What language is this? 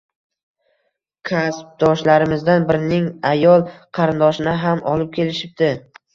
Uzbek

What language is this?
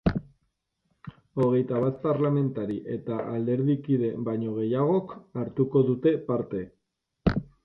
Basque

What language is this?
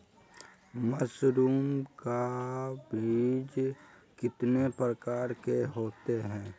Magahi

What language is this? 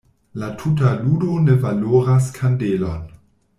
Esperanto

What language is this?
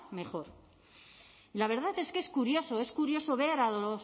Spanish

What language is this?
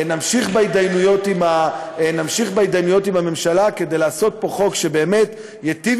Hebrew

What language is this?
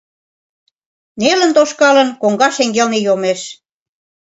Mari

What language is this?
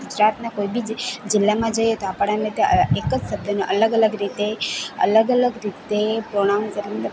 Gujarati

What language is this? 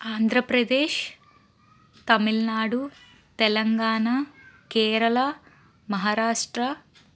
Telugu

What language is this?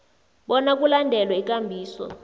South Ndebele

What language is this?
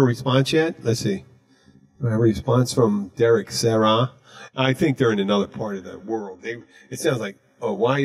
English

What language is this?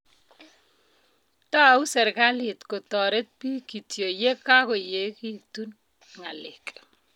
Kalenjin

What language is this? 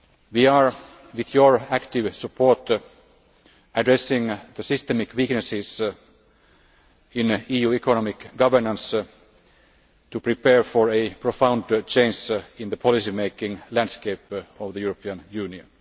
English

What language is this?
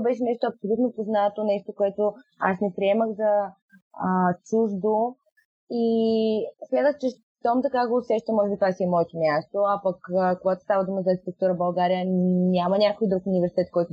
Bulgarian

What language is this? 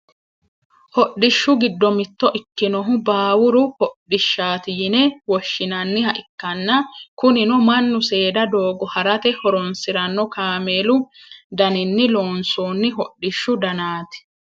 Sidamo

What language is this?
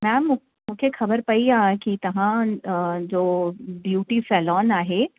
Sindhi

